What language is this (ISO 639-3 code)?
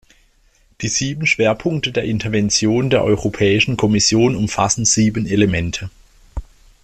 deu